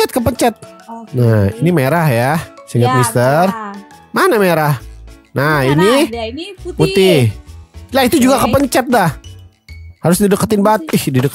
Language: Indonesian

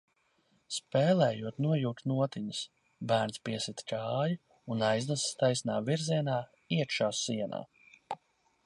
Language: Latvian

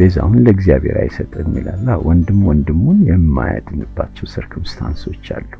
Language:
Amharic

